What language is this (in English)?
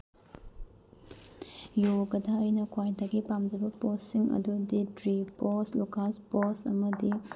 Manipuri